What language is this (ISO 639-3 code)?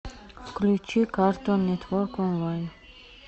rus